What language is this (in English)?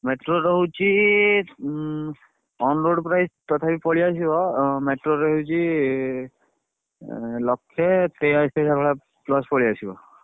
Odia